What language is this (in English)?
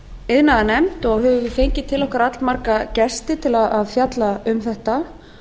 Icelandic